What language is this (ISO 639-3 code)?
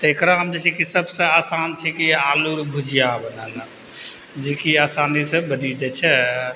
mai